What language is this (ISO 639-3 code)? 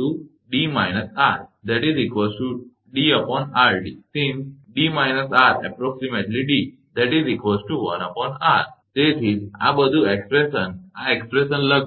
guj